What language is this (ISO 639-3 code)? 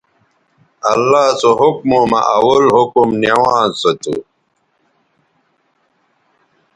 btv